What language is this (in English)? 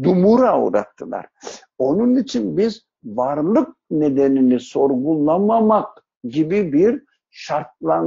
Turkish